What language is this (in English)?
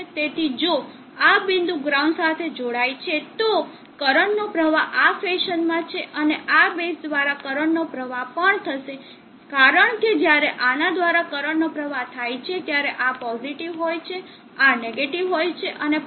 Gujarati